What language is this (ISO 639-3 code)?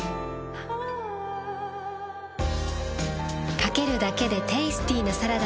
jpn